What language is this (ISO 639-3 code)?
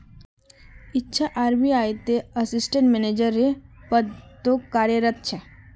mag